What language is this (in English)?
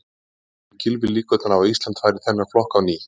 Icelandic